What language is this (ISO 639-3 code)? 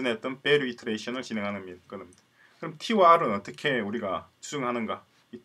kor